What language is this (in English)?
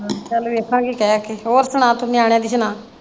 Punjabi